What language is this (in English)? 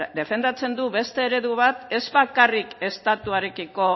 Basque